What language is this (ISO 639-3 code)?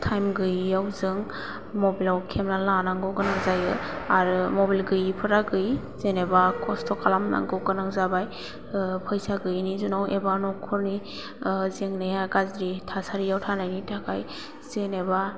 brx